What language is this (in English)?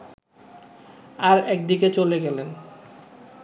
Bangla